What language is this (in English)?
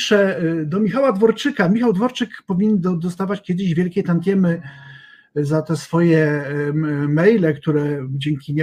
Polish